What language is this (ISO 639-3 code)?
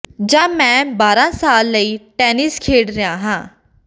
pan